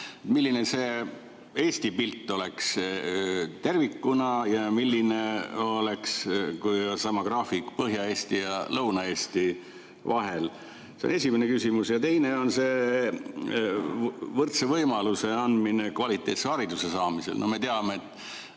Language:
Estonian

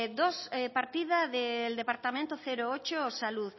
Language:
Spanish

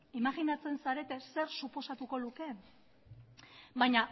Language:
Basque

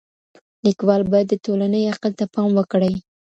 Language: Pashto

